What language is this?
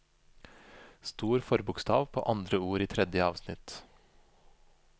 Norwegian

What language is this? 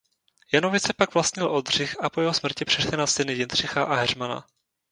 Czech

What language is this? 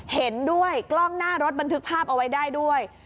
Thai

